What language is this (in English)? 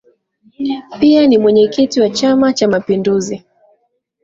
Swahili